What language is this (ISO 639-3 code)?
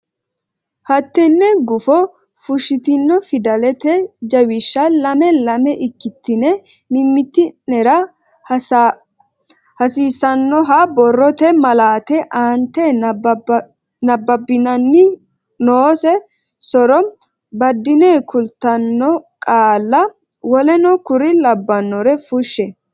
sid